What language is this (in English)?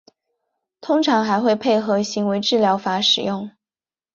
Chinese